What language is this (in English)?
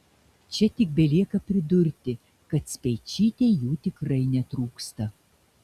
Lithuanian